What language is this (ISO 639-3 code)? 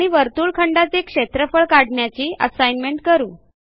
mar